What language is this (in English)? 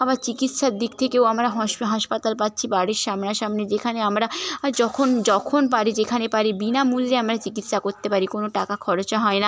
Bangla